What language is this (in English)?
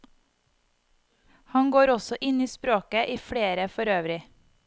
Norwegian